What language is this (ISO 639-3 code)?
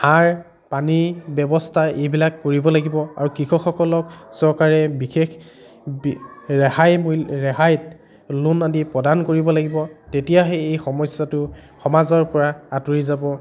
asm